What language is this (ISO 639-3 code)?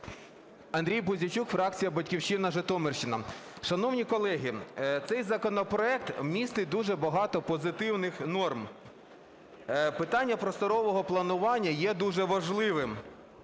ukr